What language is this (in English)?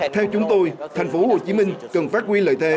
Vietnamese